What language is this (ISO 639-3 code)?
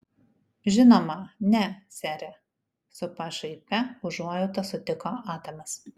lit